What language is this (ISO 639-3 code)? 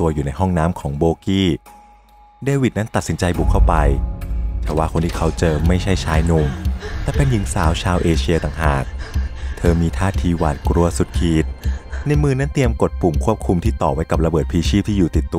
tha